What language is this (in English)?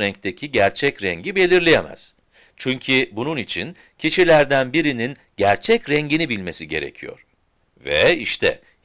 Turkish